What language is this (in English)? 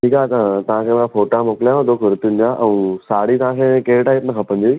Sindhi